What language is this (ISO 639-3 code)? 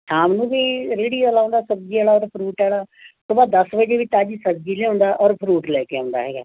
pan